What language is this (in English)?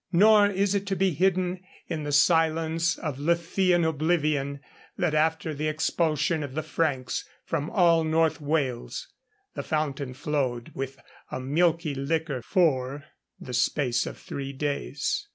English